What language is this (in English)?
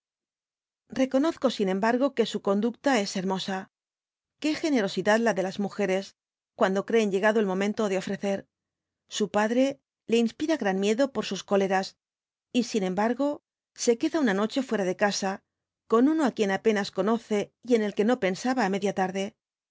Spanish